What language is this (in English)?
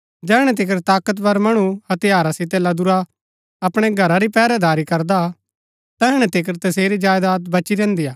Gaddi